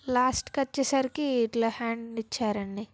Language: Telugu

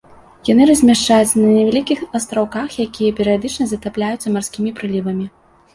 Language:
Belarusian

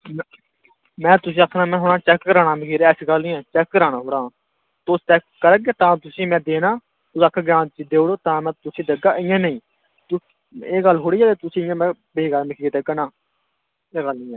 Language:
Dogri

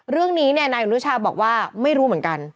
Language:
Thai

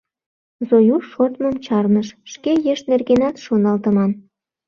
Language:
Mari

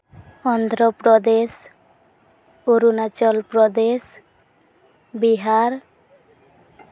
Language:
Santali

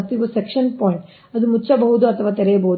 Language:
Kannada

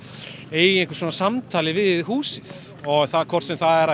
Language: Icelandic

